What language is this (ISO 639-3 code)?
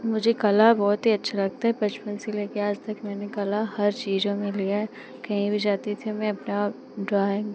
hin